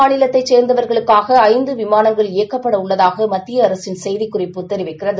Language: Tamil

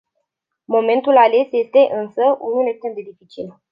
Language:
Romanian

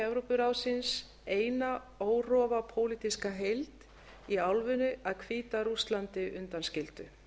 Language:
Icelandic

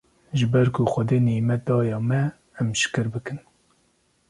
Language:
Kurdish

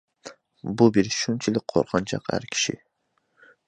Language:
Uyghur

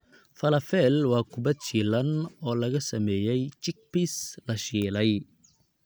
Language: Somali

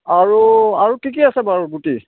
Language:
Assamese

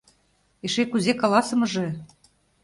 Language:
Mari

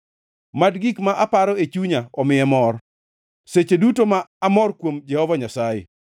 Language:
Luo (Kenya and Tanzania)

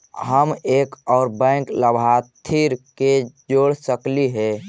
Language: Magahi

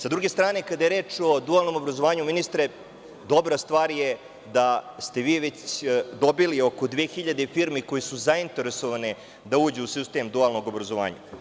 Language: Serbian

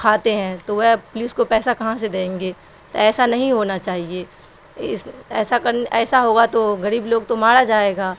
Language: Urdu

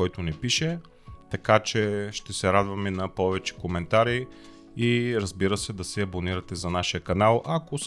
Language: Bulgarian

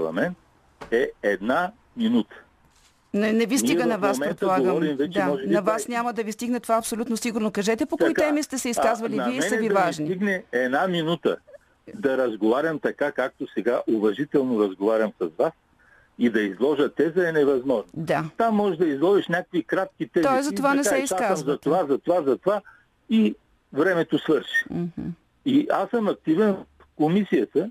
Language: Bulgarian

